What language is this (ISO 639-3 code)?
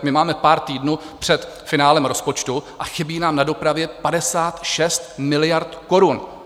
ces